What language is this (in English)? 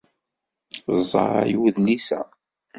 Kabyle